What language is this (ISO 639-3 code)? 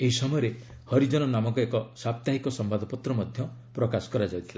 ori